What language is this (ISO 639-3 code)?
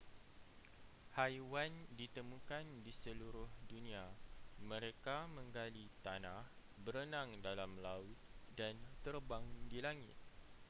msa